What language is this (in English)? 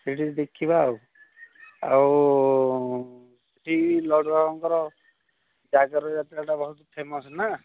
Odia